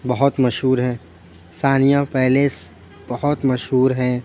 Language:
Urdu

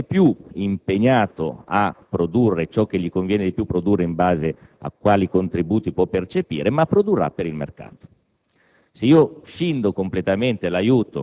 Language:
Italian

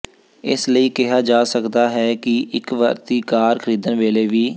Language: Punjabi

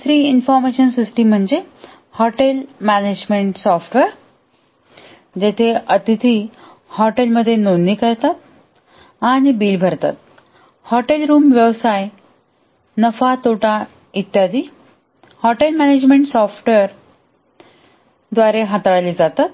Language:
Marathi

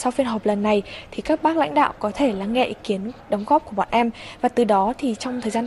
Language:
Vietnamese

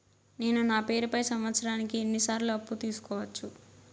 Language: Telugu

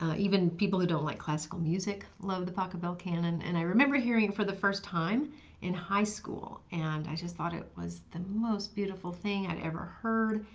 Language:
English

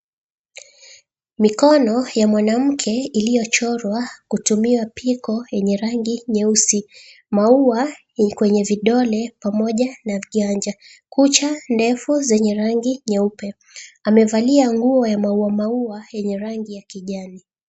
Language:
Swahili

